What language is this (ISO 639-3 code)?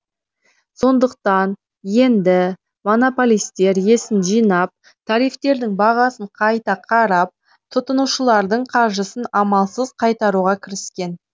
kaz